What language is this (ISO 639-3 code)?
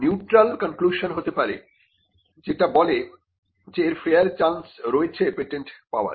ben